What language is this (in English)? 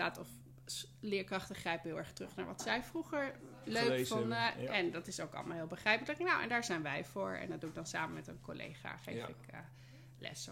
Dutch